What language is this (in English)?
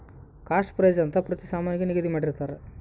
Kannada